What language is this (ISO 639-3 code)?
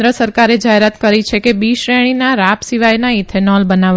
guj